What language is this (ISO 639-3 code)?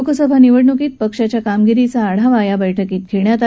mar